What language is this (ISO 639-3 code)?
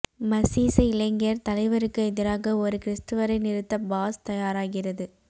tam